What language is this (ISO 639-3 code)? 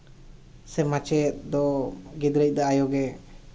sat